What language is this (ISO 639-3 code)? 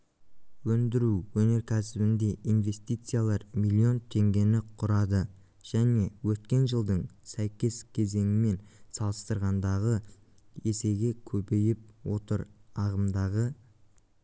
kaz